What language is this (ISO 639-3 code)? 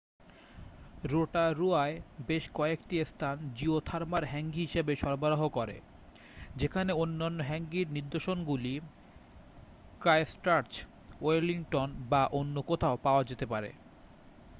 ben